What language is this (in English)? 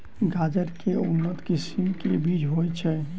Maithili